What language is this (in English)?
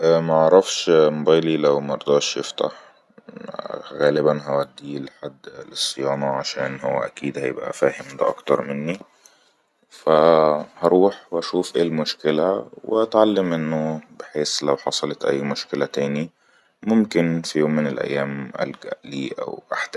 Egyptian Arabic